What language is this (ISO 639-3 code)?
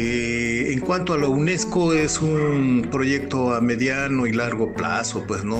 spa